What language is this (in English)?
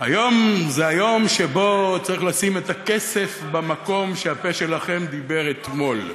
Hebrew